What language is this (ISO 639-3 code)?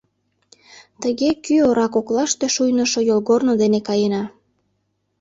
chm